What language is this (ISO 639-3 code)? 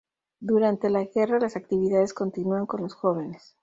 spa